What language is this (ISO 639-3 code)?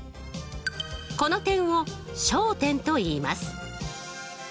jpn